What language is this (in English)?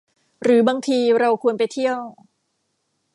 Thai